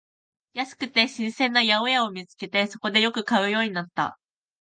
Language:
Japanese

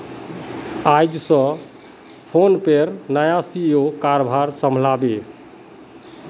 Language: Magahi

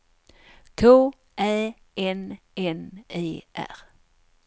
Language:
Swedish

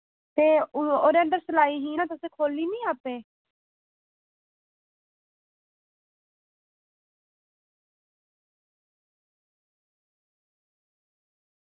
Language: Dogri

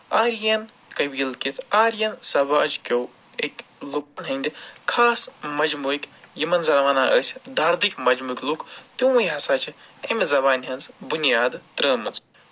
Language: Kashmiri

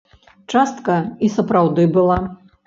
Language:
Belarusian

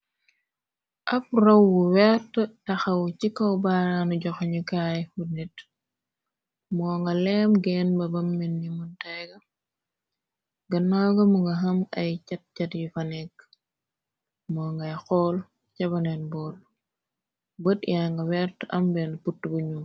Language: Wolof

